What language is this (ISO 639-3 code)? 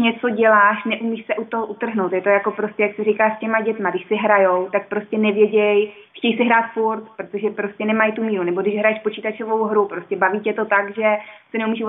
ces